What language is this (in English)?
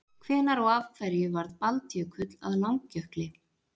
Icelandic